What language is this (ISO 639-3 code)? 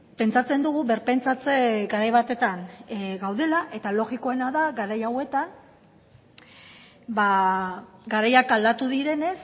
eus